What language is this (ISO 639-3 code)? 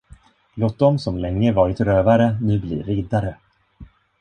swe